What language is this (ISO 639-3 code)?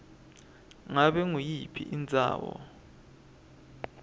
ssw